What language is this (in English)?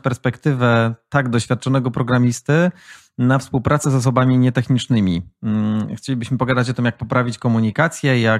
Polish